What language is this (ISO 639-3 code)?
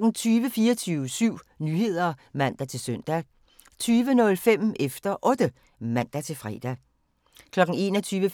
dan